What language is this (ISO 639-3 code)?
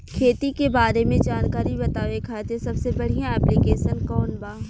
bho